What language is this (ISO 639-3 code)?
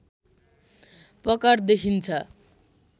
nep